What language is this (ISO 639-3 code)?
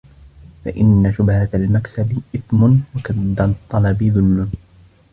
ara